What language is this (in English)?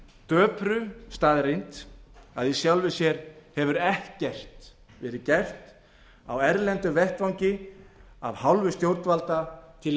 Icelandic